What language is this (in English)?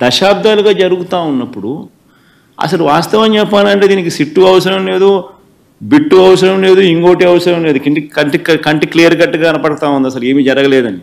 Telugu